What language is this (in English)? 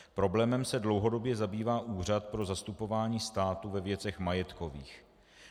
Czech